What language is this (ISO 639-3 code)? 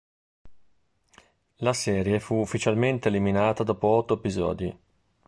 ita